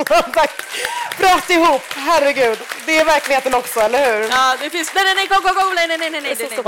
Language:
Swedish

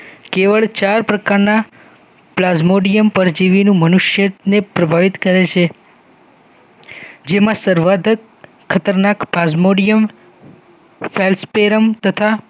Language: Gujarati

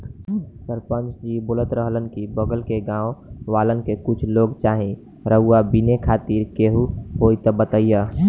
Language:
Bhojpuri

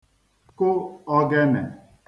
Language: Igbo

